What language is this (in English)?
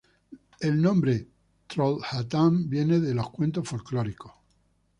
Spanish